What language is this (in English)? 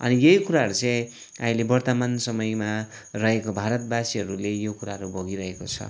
Nepali